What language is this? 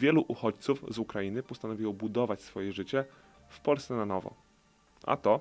Polish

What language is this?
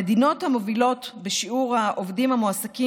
Hebrew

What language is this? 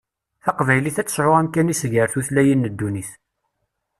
Kabyle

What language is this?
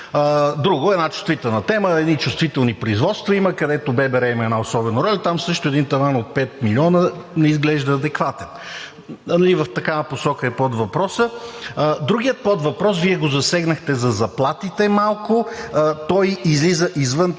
Bulgarian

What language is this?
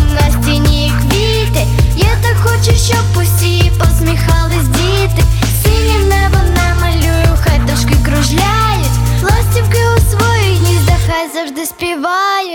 Ukrainian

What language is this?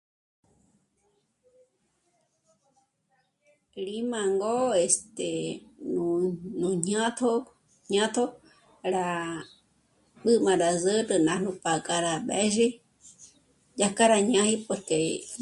Michoacán Mazahua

